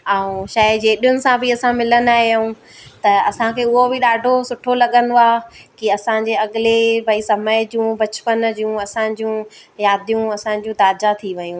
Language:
Sindhi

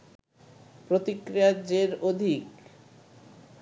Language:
Bangla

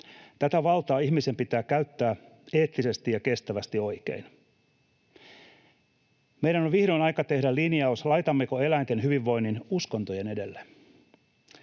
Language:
Finnish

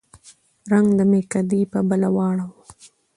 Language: Pashto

